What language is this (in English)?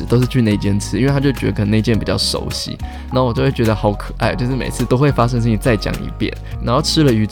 Chinese